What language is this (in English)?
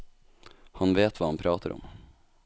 Norwegian